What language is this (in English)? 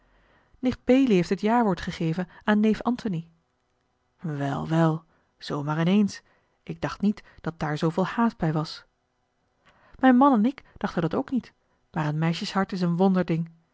Dutch